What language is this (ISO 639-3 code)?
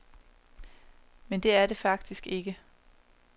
dan